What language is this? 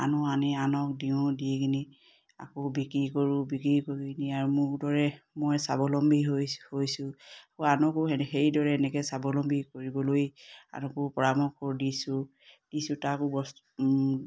Assamese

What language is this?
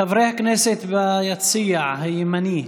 Hebrew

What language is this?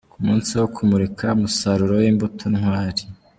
Kinyarwanda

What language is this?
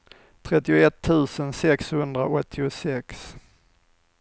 Swedish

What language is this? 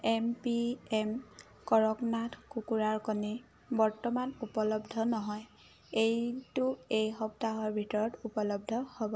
Assamese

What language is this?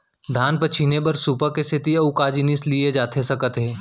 Chhattisgarhi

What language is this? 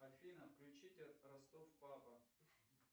Russian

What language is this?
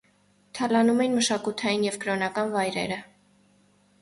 Armenian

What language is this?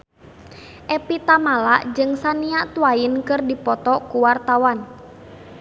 Sundanese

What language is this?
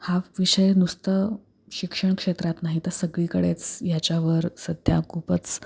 Marathi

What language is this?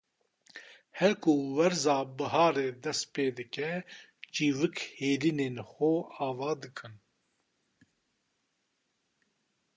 Kurdish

